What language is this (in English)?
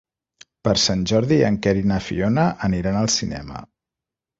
Catalan